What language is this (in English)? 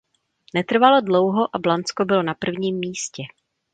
Czech